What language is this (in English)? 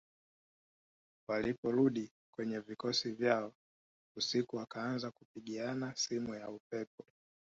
Swahili